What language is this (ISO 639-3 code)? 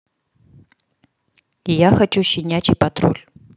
rus